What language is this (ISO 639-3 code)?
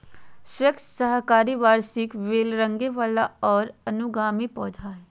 mag